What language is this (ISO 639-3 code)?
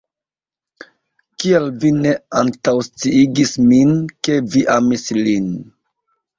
epo